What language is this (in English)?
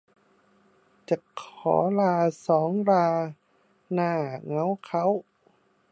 Thai